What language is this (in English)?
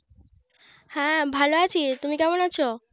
Bangla